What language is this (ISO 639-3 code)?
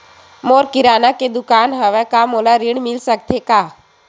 hne